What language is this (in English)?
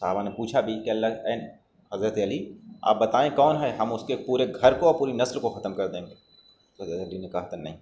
Urdu